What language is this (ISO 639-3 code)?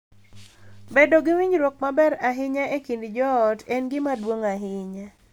luo